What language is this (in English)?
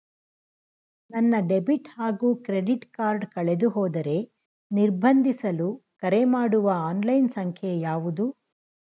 Kannada